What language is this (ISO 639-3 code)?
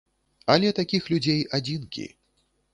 bel